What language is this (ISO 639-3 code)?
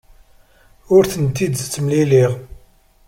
kab